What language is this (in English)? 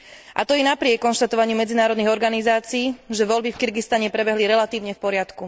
Slovak